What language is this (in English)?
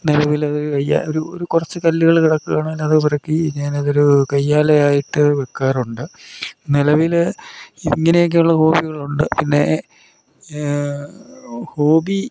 Malayalam